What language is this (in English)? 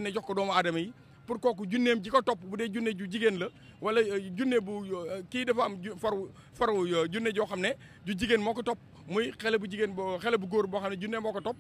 Indonesian